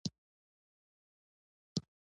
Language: Pashto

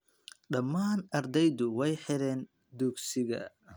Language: Somali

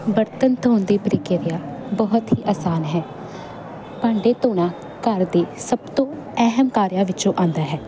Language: Punjabi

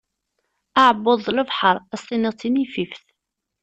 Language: Kabyle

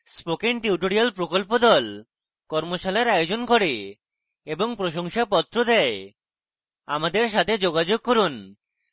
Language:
Bangla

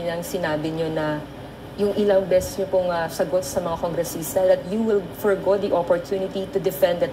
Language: Filipino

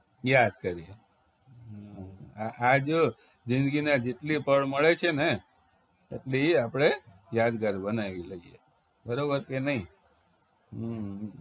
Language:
Gujarati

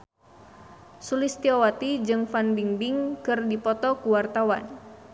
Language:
Sundanese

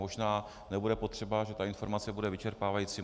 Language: Czech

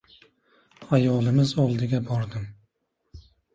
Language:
Uzbek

